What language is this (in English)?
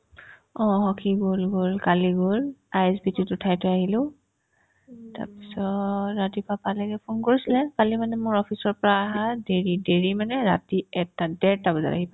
Assamese